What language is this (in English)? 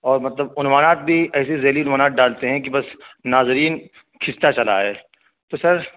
Urdu